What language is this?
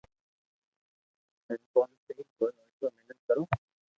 Loarki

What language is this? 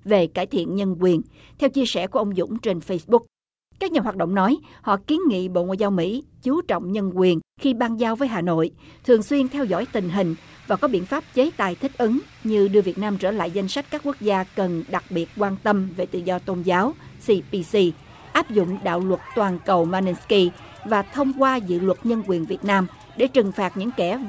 Vietnamese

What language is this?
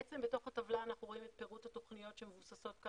Hebrew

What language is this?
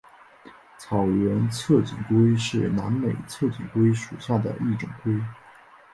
Chinese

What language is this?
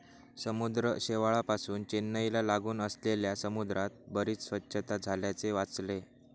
Marathi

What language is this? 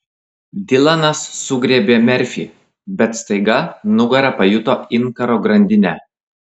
Lithuanian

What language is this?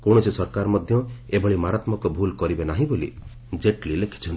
Odia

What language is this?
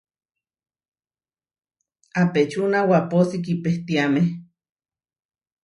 Huarijio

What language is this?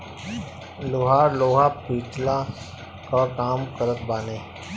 Bhojpuri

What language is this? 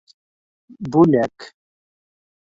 Bashkir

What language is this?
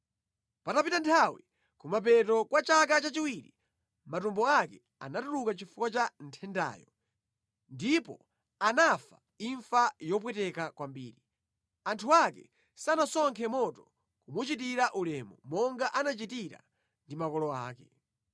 Nyanja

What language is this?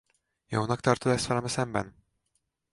Hungarian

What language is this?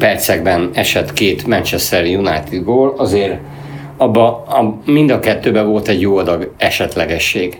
Hungarian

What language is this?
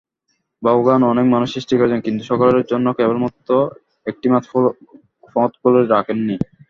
Bangla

